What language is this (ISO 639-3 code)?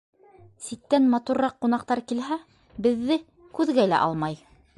bak